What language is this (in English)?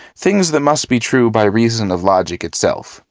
English